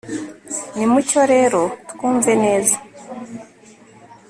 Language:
Kinyarwanda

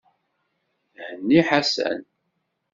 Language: Kabyle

